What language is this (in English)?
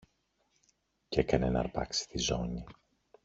Greek